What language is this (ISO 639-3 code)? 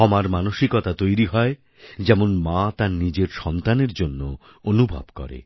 ben